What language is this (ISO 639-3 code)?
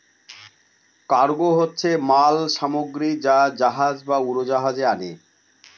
ben